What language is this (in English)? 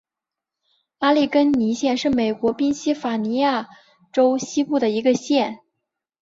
Chinese